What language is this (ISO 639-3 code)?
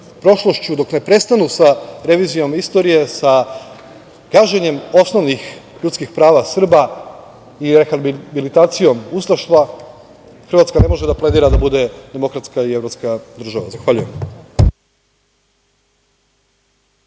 srp